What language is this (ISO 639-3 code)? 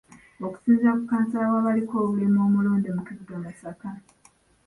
lug